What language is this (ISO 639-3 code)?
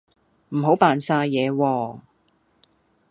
yue